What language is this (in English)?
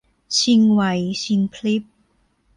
Thai